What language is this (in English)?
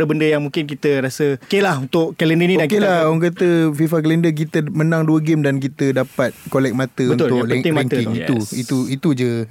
Malay